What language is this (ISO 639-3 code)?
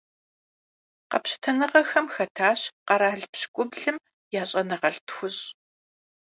kbd